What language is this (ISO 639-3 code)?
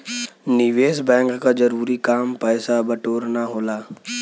bho